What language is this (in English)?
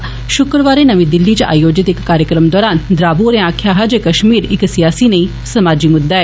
Dogri